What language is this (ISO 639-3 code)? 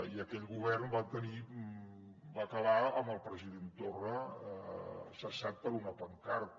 cat